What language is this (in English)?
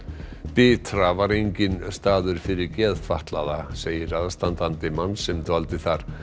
Icelandic